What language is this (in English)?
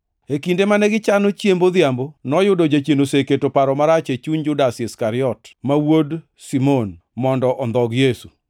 Luo (Kenya and Tanzania)